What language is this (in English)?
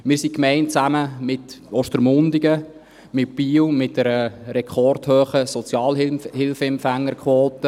Swiss German